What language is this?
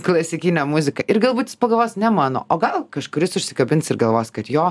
Lithuanian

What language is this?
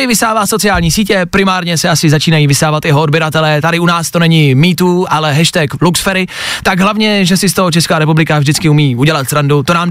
Czech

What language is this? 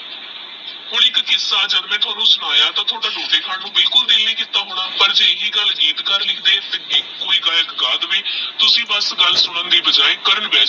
Punjabi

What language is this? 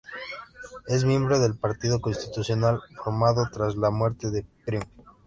Spanish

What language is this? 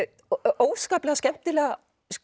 Icelandic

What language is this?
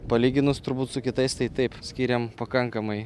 Lithuanian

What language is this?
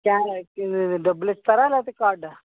Telugu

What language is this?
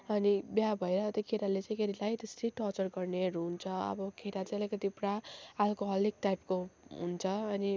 Nepali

